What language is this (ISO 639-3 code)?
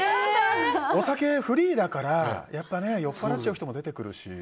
jpn